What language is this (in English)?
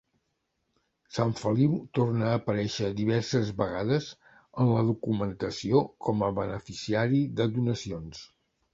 Catalan